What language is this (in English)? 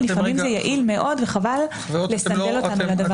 Hebrew